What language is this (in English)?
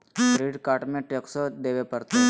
Magahi